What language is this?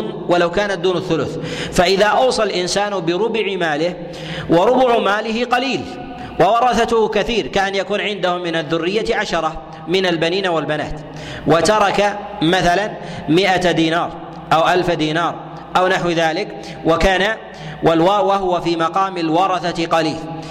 Arabic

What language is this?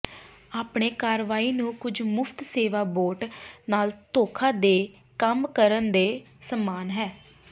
Punjabi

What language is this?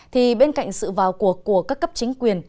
Vietnamese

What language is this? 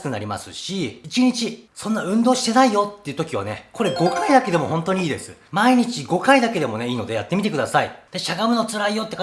Japanese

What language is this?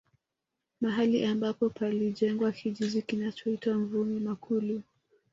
Swahili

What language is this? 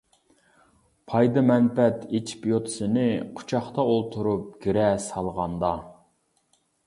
Uyghur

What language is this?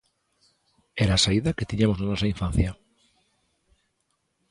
Galician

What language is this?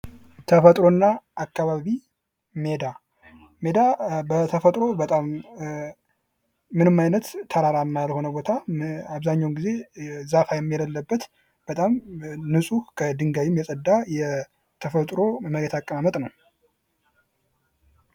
Amharic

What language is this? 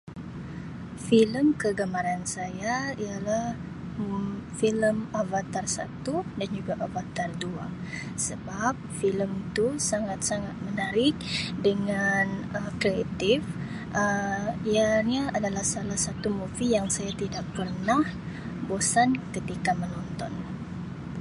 Sabah Malay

